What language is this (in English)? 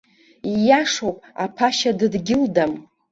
Abkhazian